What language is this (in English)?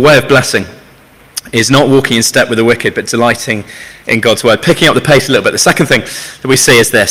English